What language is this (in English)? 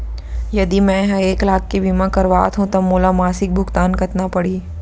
Chhattisgarhi